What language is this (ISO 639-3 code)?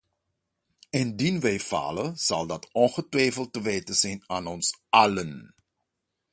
nld